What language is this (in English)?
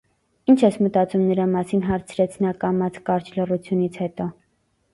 Armenian